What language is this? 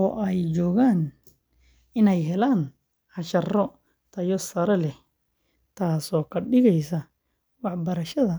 Somali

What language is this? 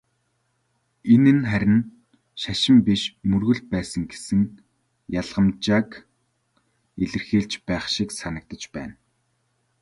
Mongolian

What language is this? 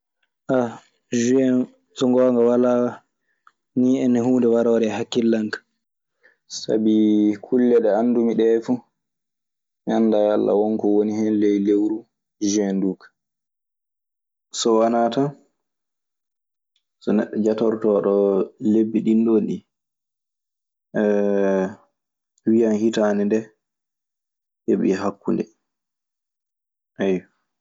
Maasina Fulfulde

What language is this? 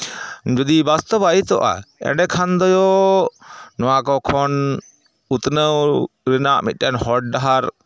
Santali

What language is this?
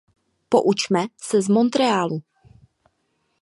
Czech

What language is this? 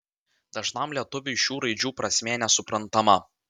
Lithuanian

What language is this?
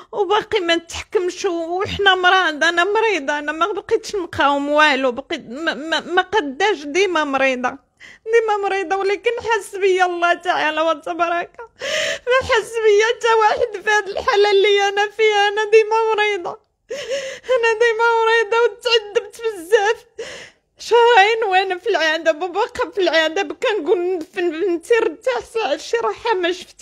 Arabic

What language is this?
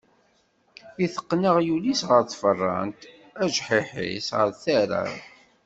Kabyle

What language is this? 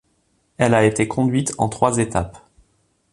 French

